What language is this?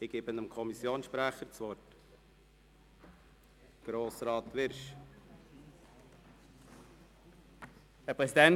Swiss German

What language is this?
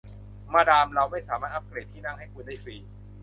Thai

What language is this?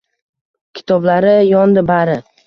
Uzbek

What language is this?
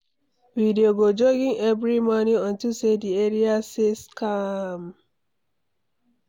Nigerian Pidgin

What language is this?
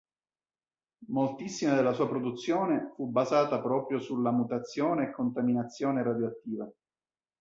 Italian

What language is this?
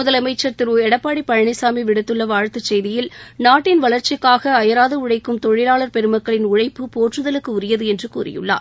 Tamil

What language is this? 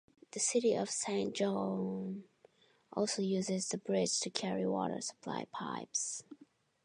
English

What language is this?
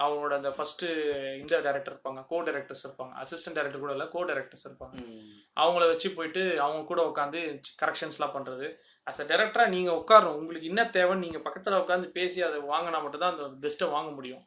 Tamil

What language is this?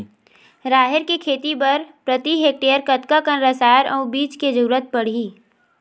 Chhattisgarhi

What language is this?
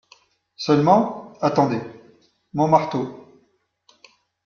French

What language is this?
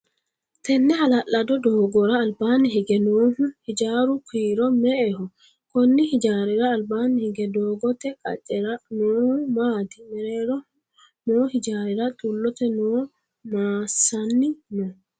Sidamo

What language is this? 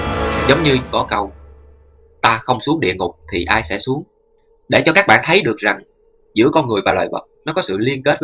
Vietnamese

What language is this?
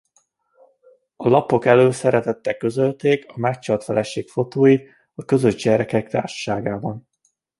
Hungarian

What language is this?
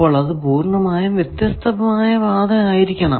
Malayalam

